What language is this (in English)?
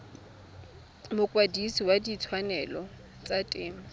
Tswana